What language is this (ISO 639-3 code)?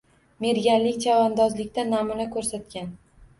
uzb